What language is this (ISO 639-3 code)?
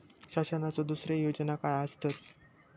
mar